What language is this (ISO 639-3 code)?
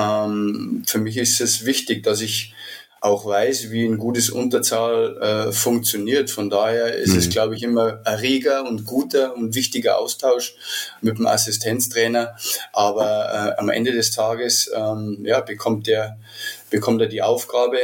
deu